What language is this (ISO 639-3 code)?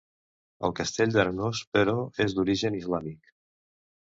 cat